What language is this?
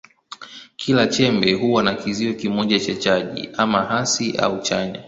Swahili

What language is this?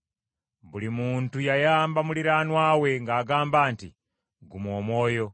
Ganda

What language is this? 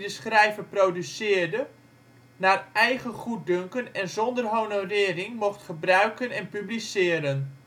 Dutch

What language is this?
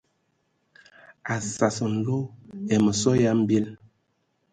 Ewondo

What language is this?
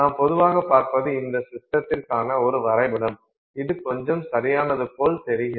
Tamil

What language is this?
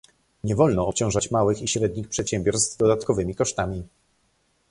Polish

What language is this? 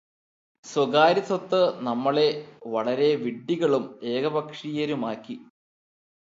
Malayalam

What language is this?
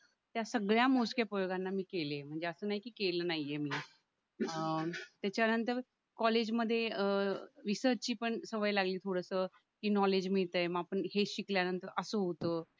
Marathi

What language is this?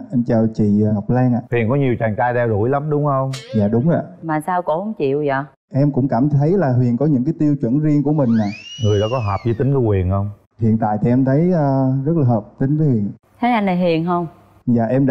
Vietnamese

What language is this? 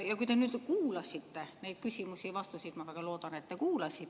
Estonian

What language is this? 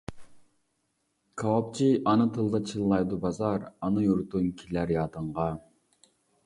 Uyghur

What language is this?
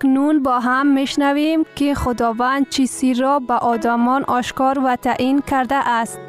Persian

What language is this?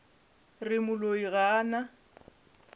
Northern Sotho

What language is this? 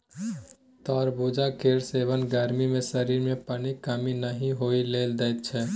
Maithili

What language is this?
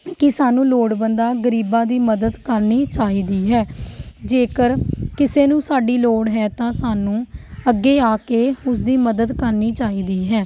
Punjabi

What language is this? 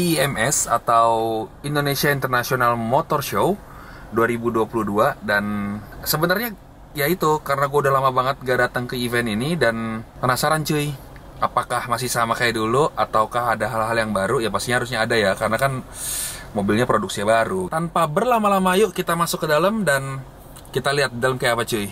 Indonesian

